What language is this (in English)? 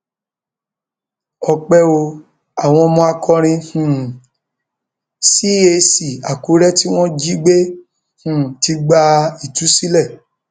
Yoruba